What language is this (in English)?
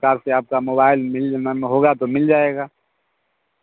Hindi